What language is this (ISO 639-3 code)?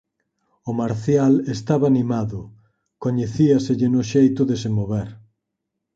glg